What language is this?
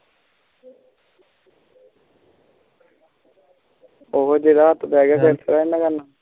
Punjabi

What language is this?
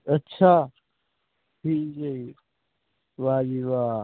Punjabi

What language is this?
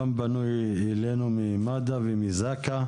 Hebrew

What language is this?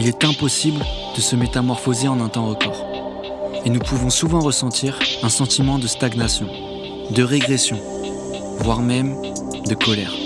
French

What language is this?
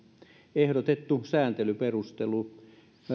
Finnish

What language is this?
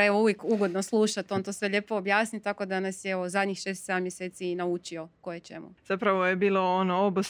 Croatian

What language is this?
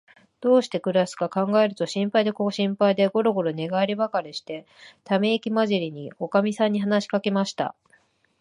Japanese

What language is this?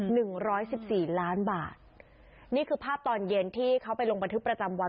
Thai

